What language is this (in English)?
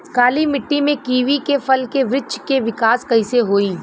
Bhojpuri